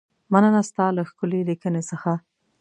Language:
Pashto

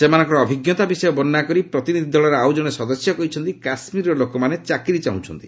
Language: Odia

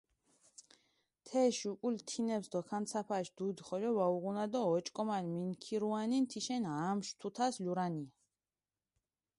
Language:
Mingrelian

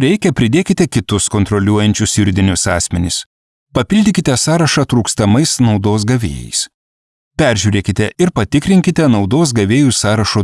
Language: Lithuanian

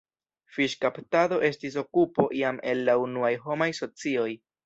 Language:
Esperanto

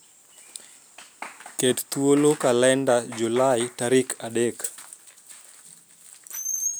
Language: Luo (Kenya and Tanzania)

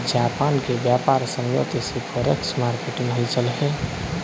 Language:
Hindi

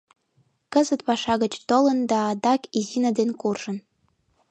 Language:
Mari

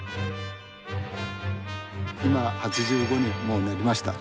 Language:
Japanese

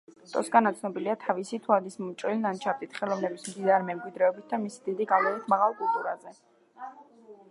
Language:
Georgian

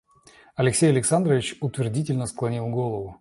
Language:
Russian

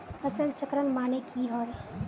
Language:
Magahi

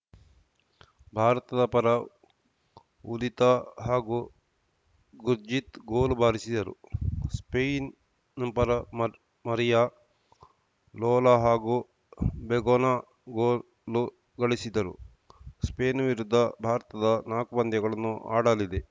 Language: Kannada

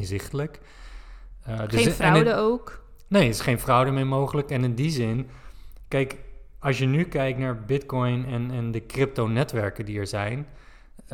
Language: Dutch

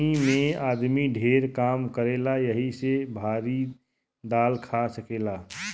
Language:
Bhojpuri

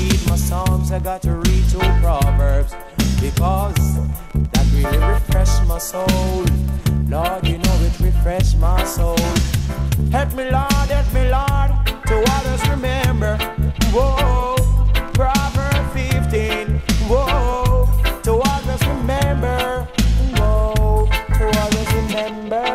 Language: English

